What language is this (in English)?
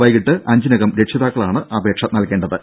Malayalam